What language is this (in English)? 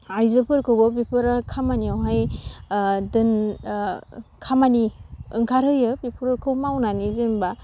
Bodo